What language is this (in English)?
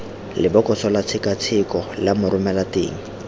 Tswana